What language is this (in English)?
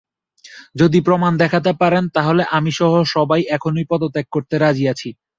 Bangla